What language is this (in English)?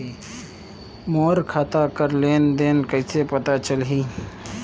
Chhattisgarhi